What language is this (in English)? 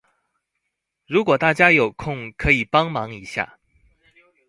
Chinese